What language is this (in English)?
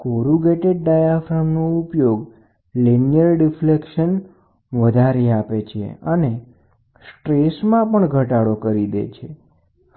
Gujarati